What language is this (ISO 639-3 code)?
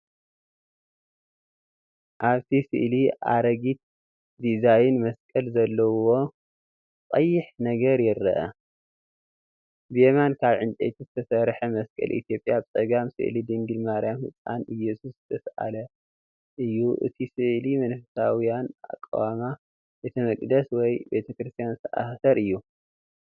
tir